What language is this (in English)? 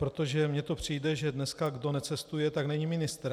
Czech